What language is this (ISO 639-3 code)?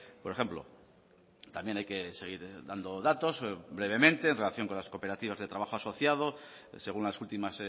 spa